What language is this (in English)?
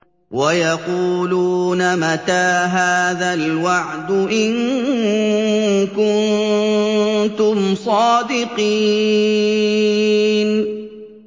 Arabic